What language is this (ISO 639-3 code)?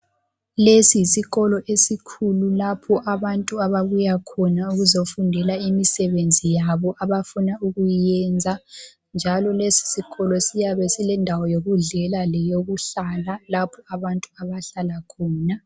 nde